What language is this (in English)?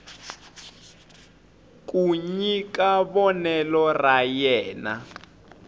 Tsonga